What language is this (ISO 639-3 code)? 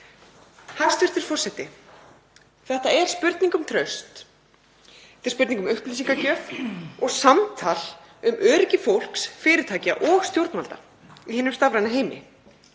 isl